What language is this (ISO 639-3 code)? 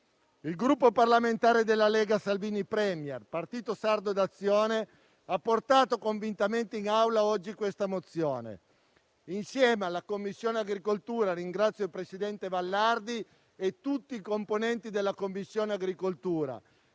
ita